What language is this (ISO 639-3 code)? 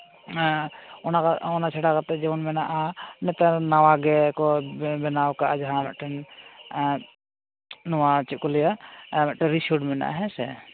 sat